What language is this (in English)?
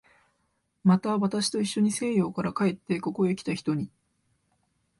Japanese